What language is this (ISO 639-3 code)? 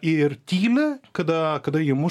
lit